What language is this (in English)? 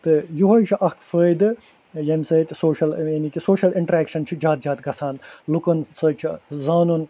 Kashmiri